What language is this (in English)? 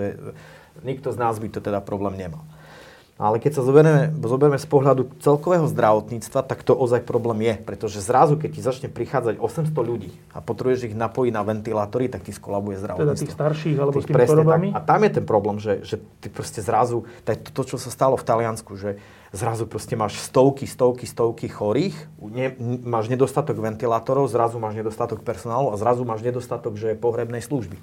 Slovak